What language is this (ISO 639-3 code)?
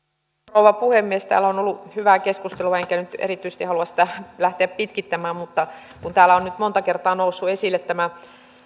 fin